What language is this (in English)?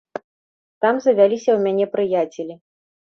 Belarusian